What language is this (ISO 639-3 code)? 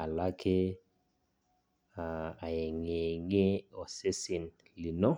mas